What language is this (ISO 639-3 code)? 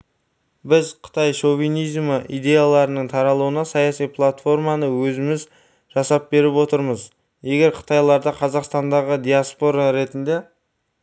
kaz